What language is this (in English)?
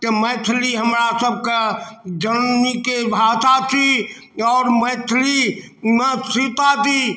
Maithili